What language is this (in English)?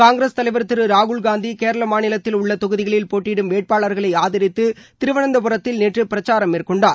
Tamil